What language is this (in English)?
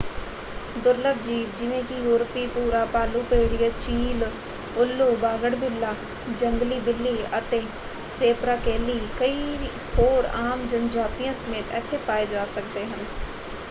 Punjabi